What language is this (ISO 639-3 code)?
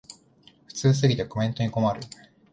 jpn